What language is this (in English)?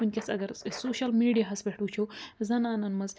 Kashmiri